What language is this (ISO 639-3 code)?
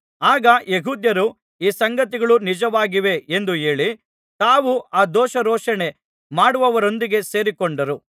kan